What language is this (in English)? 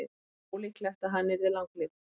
Icelandic